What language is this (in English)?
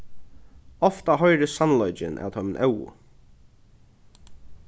Faroese